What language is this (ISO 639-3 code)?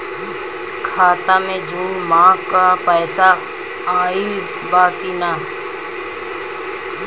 bho